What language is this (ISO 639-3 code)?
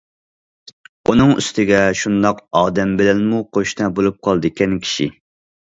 uig